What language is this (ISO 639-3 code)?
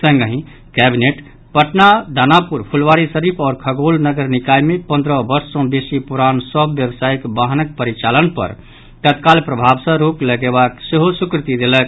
mai